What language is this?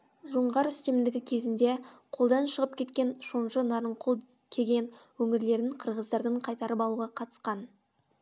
Kazakh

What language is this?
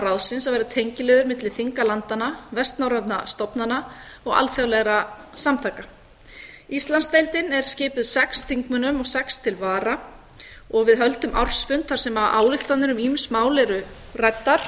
Icelandic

